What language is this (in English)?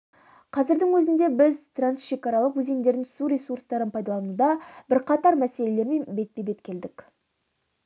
Kazakh